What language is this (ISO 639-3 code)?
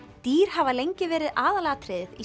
isl